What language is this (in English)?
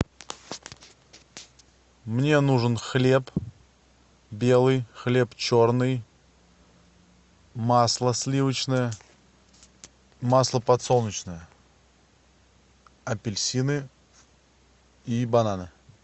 Russian